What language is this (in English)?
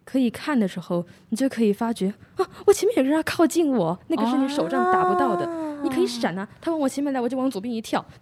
Chinese